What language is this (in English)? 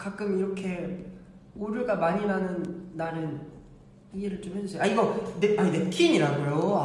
Korean